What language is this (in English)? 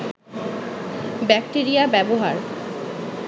Bangla